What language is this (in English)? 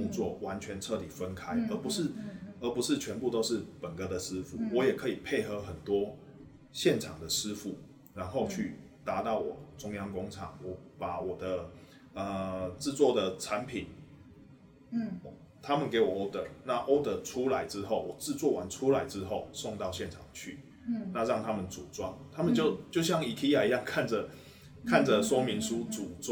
Chinese